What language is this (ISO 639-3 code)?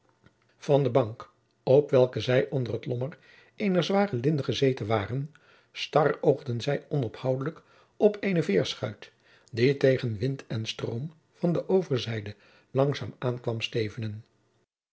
nld